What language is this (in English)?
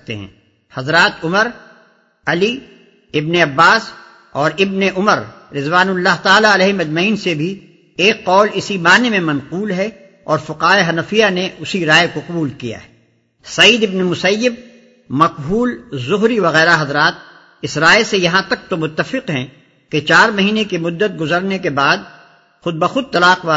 Urdu